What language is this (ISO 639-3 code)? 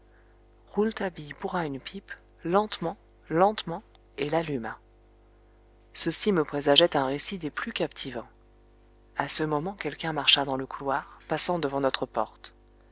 fra